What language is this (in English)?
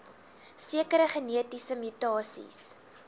Afrikaans